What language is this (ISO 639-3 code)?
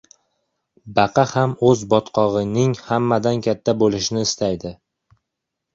uzb